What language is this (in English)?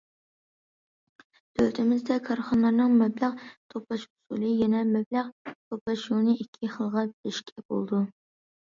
Uyghur